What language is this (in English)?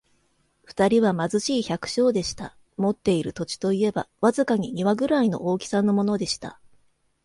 Japanese